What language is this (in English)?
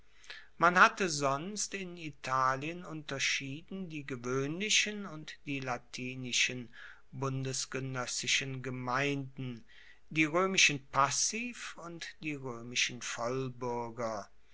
German